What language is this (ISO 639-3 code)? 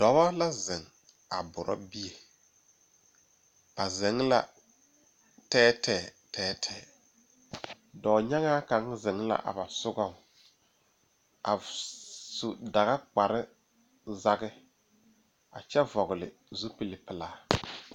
dga